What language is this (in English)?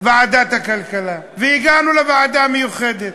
Hebrew